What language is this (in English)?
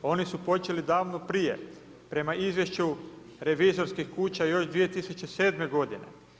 Croatian